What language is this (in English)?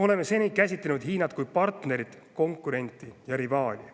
Estonian